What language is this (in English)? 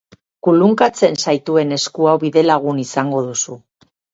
Basque